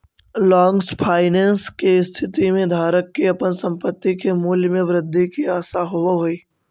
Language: Magahi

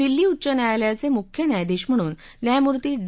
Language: Marathi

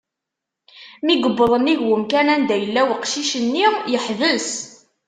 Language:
Kabyle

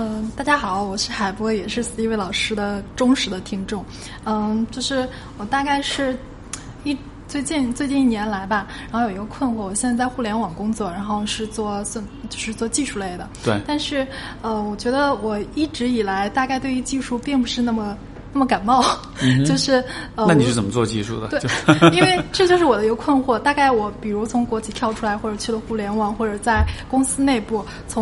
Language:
Chinese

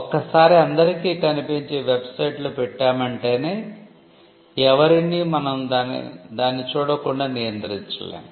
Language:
Telugu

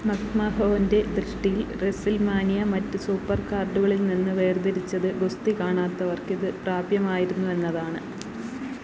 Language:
Malayalam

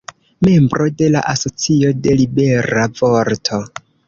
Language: Esperanto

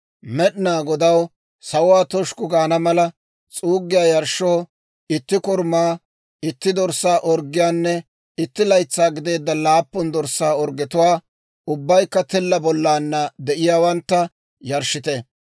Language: Dawro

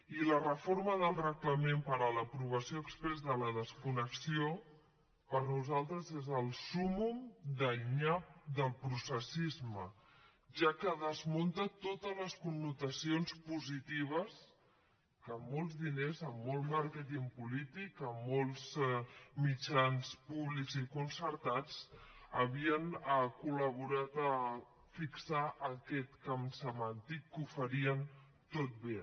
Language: Catalan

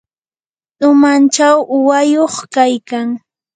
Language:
Yanahuanca Pasco Quechua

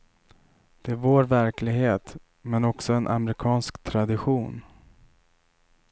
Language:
Swedish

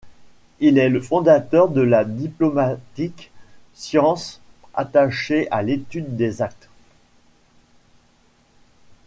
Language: French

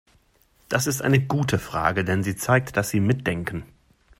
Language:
German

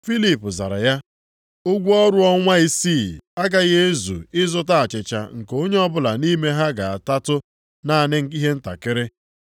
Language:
Igbo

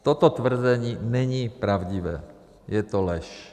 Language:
Czech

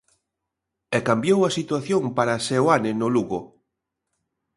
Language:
Galician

